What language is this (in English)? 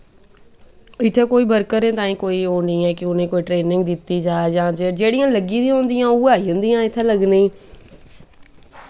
Dogri